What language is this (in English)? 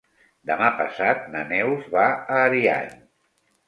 Catalan